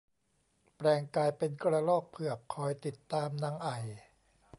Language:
Thai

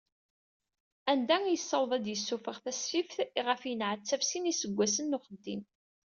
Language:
Kabyle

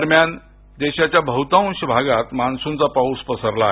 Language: Marathi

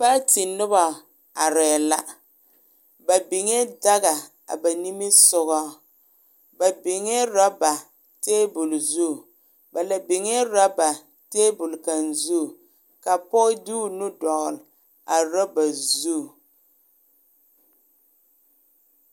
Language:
Southern Dagaare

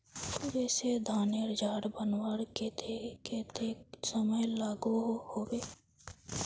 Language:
Magahi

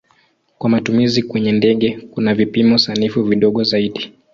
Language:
Swahili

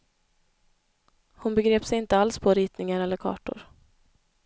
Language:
Swedish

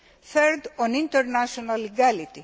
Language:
English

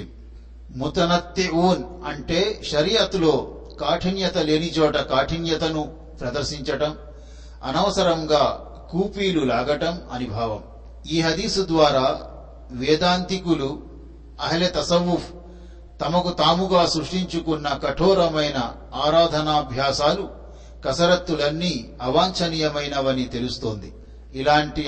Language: Telugu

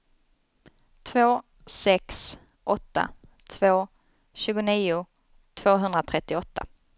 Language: Swedish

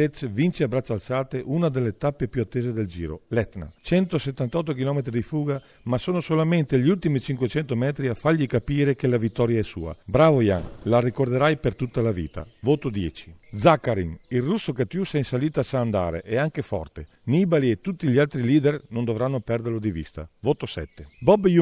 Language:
Italian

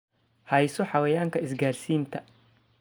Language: Somali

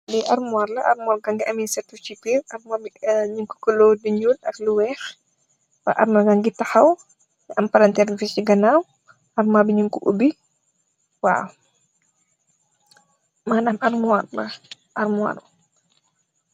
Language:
Wolof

